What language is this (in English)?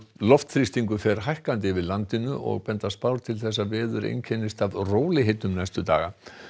Icelandic